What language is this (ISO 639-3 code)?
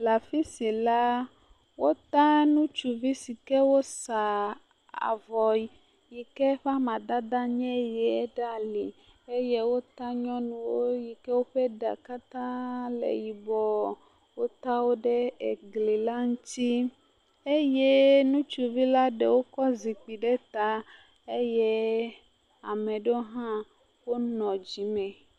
ewe